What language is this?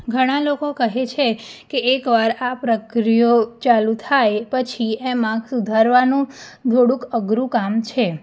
Gujarati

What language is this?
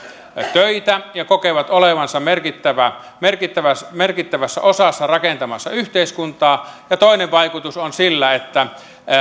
Finnish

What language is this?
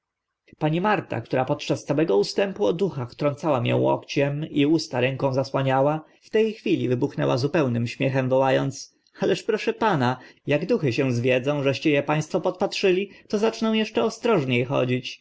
Polish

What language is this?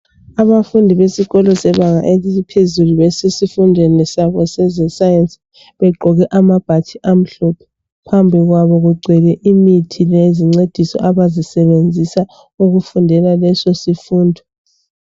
North Ndebele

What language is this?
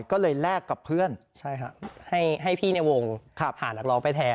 Thai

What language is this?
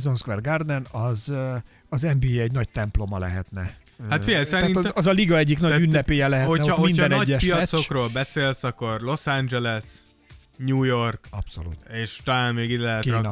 Hungarian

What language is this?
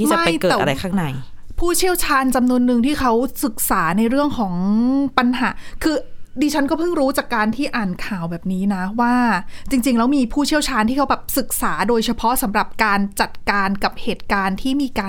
Thai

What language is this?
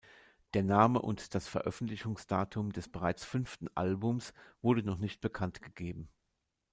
German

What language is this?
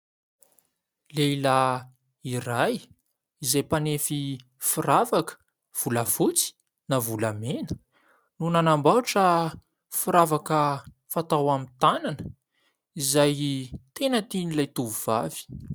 Malagasy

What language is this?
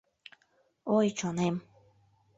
Mari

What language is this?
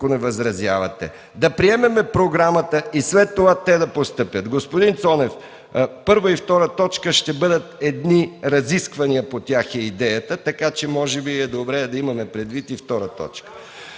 Bulgarian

